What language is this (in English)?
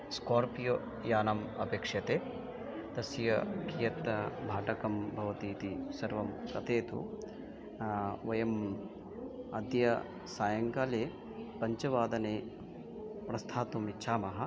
Sanskrit